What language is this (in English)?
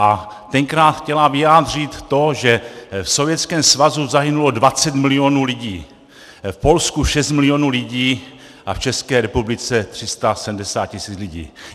Czech